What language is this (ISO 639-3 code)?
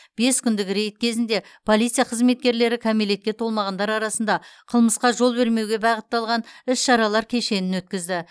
kaz